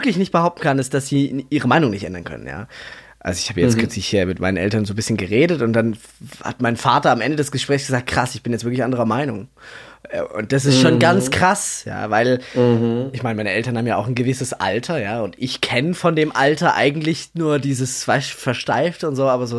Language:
German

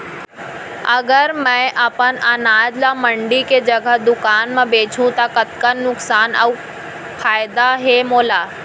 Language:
Chhattisgarhi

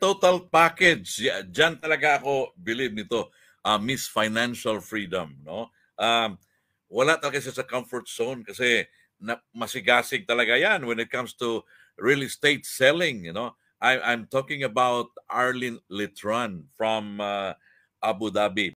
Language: Thai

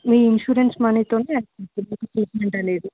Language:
Telugu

